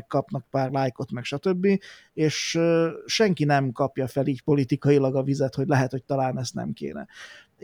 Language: Hungarian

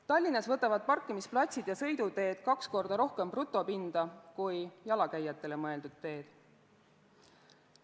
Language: Estonian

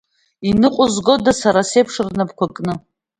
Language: Abkhazian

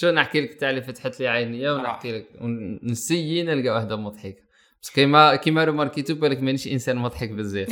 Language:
Arabic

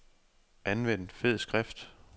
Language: Danish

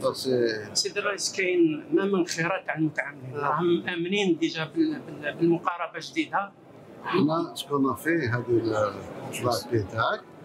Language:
Arabic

